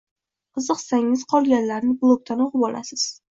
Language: Uzbek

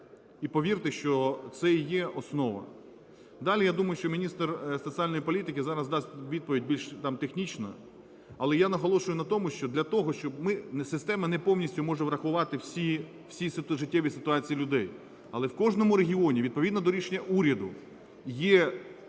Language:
Ukrainian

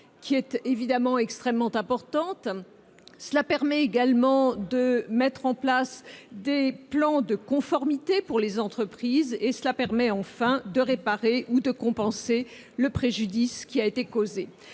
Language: French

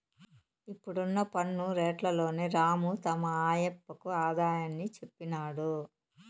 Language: Telugu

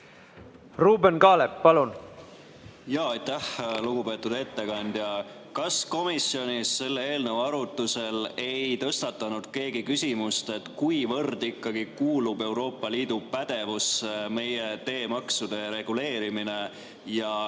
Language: Estonian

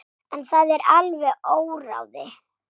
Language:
Icelandic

